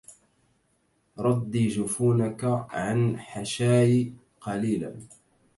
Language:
Arabic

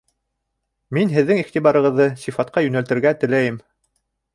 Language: Bashkir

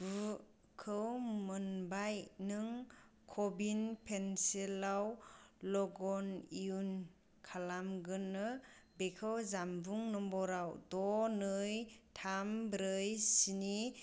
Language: Bodo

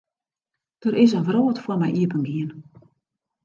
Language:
Western Frisian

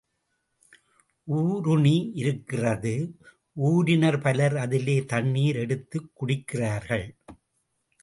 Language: Tamil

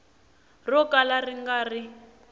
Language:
Tsonga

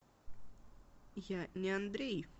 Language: Russian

